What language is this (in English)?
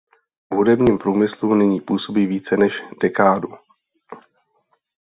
Czech